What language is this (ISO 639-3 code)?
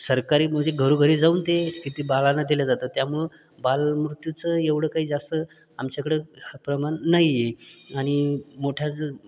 mar